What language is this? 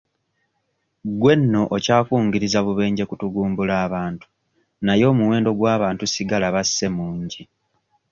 Ganda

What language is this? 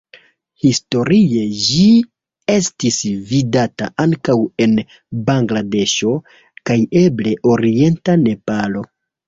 Esperanto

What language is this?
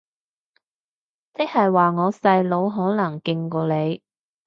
Cantonese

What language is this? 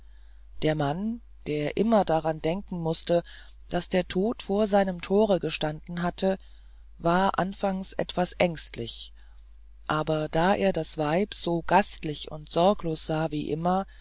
German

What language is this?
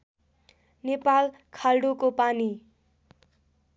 Nepali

